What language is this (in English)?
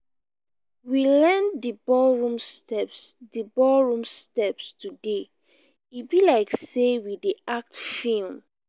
Nigerian Pidgin